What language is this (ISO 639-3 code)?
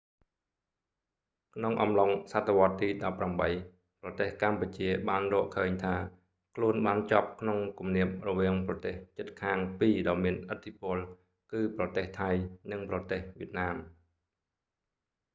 khm